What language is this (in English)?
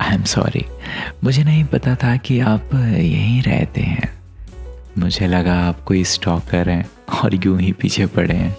Hindi